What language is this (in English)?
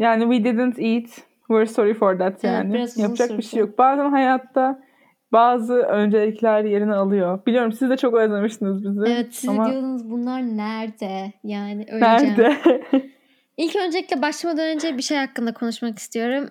Turkish